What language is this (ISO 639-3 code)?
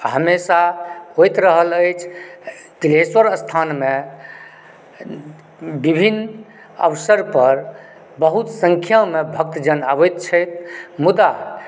mai